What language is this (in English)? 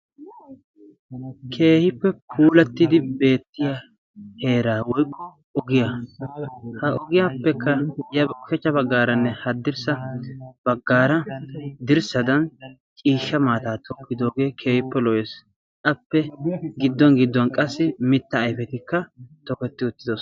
Wolaytta